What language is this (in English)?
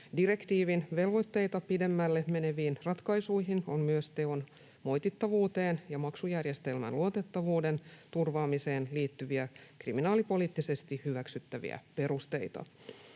Finnish